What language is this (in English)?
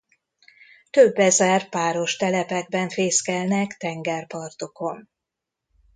Hungarian